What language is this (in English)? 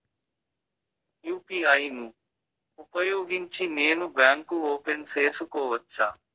Telugu